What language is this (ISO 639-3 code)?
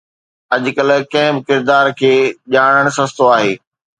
snd